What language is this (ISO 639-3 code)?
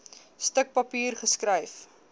afr